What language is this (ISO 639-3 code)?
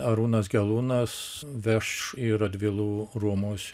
lit